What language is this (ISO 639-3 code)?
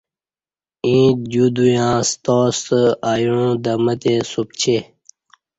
bsh